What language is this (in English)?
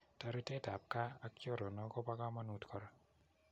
Kalenjin